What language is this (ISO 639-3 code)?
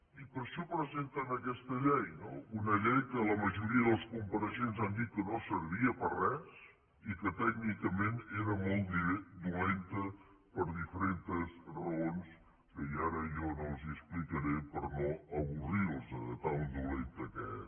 cat